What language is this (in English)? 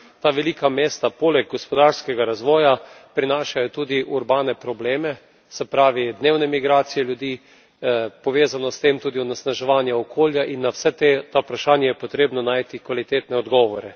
Slovenian